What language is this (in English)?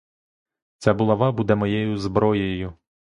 Ukrainian